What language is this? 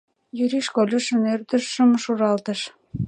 Mari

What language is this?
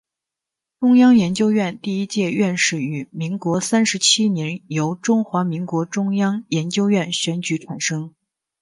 Chinese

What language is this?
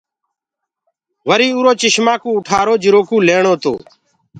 Gurgula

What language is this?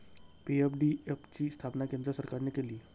Marathi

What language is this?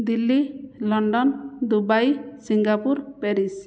Odia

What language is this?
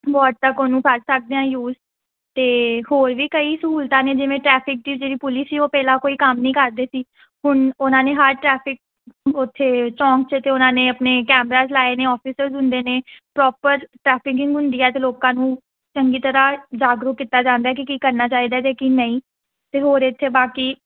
Punjabi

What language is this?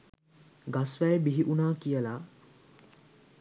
Sinhala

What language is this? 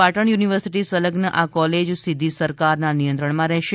Gujarati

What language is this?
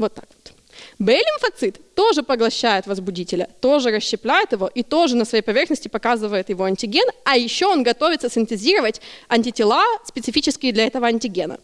Russian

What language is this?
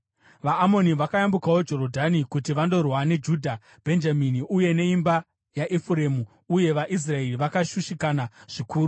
Shona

